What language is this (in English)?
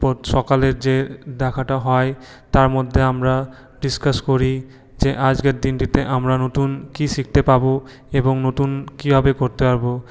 Bangla